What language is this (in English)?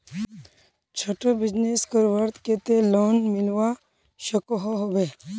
Magahi